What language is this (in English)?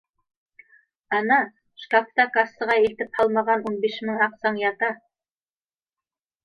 Bashkir